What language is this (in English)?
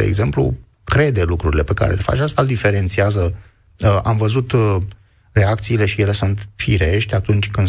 Romanian